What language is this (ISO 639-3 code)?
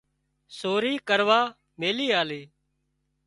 kxp